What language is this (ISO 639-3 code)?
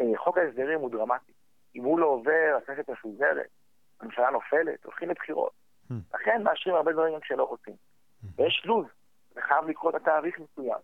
heb